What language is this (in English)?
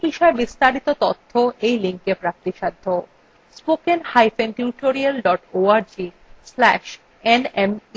Bangla